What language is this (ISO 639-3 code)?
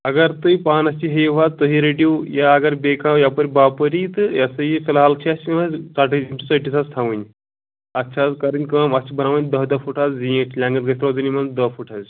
kas